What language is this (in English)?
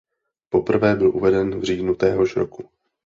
Czech